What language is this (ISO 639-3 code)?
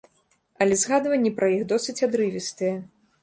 bel